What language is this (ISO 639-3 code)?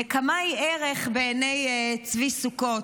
heb